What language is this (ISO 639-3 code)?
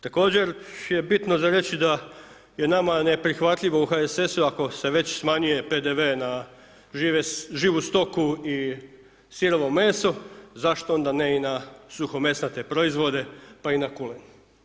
hrv